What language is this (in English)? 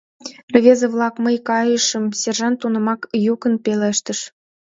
Mari